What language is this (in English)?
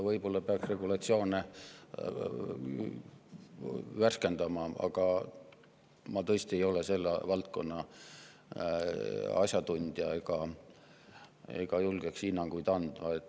Estonian